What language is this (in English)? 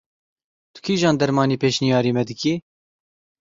Kurdish